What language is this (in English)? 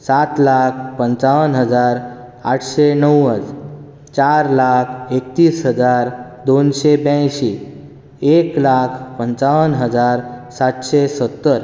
Konkani